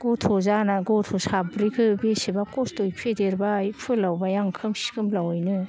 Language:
Bodo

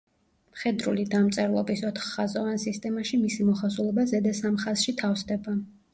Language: Georgian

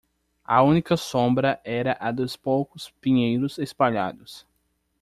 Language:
Portuguese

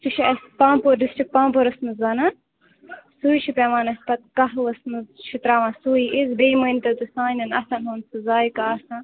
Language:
Kashmiri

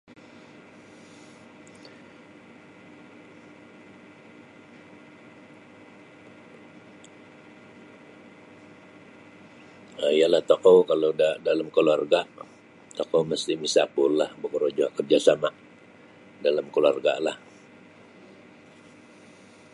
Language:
Sabah Bisaya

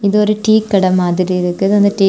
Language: Tamil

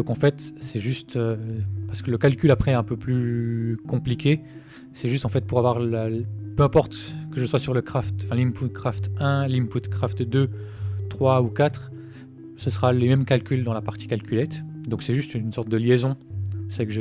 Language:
French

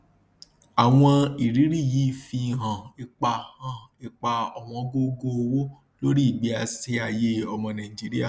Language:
Yoruba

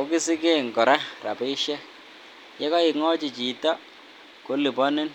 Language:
Kalenjin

